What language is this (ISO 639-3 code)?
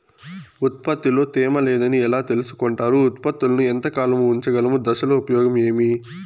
tel